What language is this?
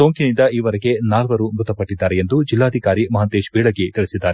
Kannada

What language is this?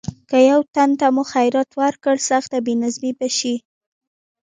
Pashto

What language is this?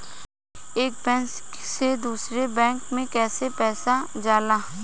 Bhojpuri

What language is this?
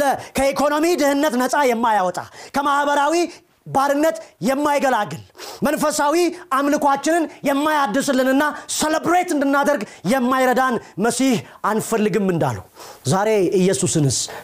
Amharic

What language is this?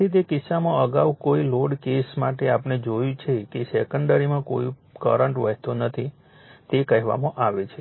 Gujarati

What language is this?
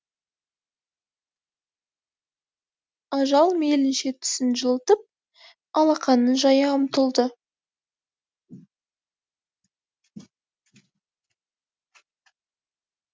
Kazakh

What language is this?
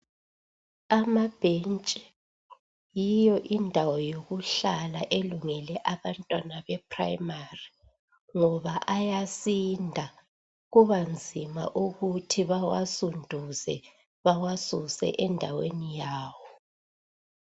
North Ndebele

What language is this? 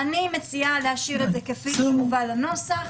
Hebrew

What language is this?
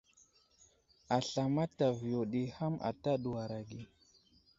Wuzlam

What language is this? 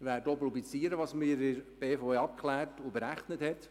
Swiss German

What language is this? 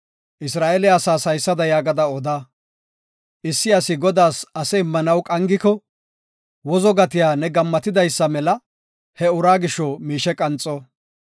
Gofa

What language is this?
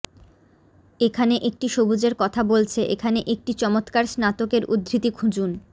Bangla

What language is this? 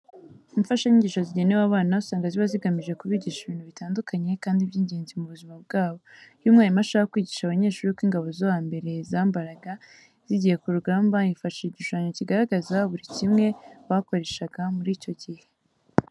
Kinyarwanda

